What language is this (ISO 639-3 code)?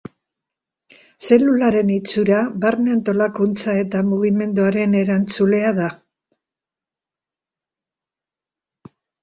eus